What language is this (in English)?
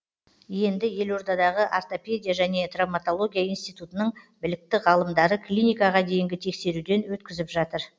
Kazakh